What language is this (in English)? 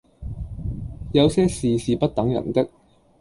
Cantonese